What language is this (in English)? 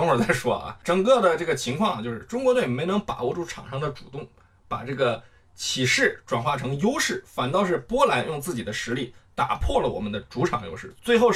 Chinese